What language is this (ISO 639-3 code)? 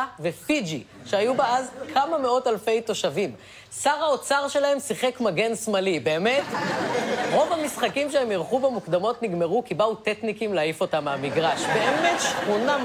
heb